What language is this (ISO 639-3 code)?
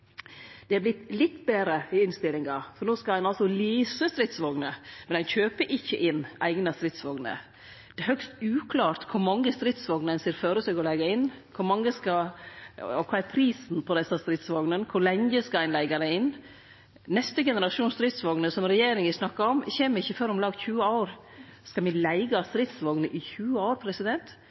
nno